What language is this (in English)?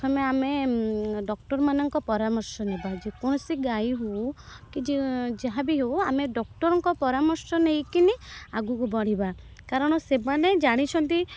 Odia